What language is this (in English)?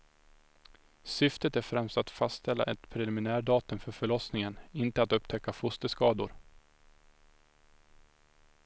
Swedish